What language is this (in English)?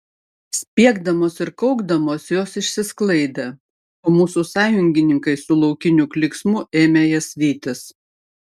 Lithuanian